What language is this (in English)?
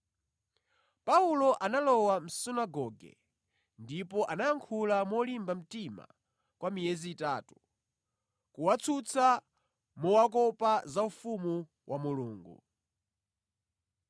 Nyanja